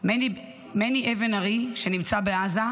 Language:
Hebrew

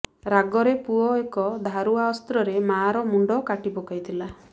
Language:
Odia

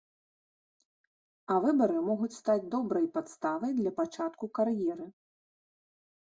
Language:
Belarusian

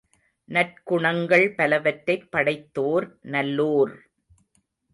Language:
Tamil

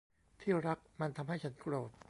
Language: Thai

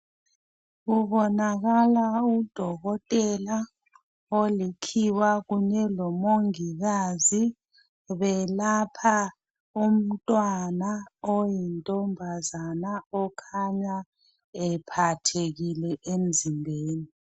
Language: North Ndebele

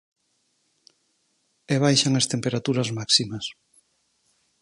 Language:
Galician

